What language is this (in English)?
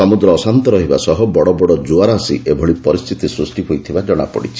Odia